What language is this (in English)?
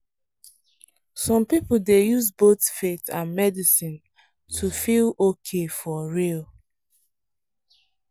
Nigerian Pidgin